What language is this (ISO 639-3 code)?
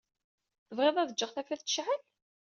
kab